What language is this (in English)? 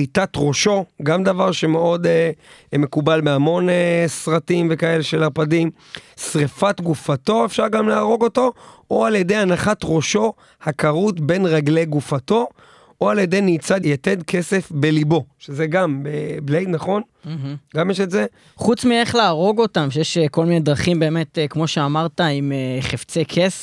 Hebrew